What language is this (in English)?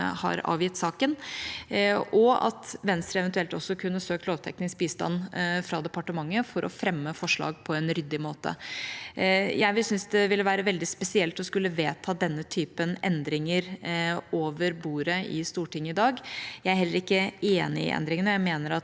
Norwegian